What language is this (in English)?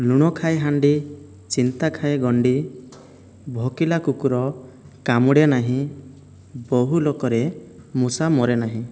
Odia